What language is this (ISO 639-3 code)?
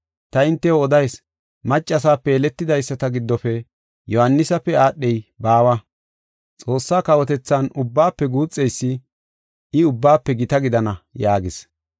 gof